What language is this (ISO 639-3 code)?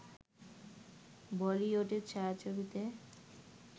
ben